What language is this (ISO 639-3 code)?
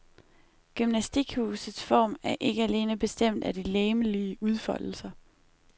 dan